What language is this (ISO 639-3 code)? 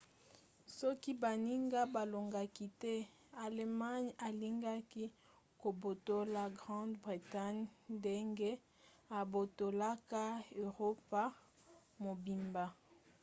lin